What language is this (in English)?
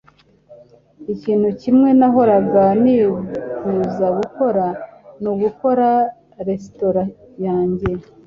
Kinyarwanda